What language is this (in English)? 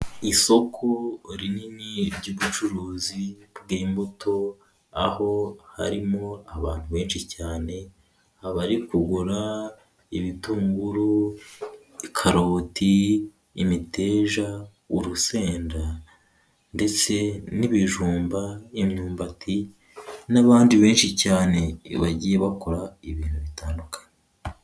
Kinyarwanda